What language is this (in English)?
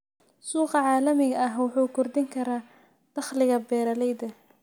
Somali